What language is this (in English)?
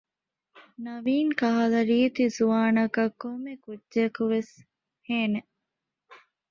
Divehi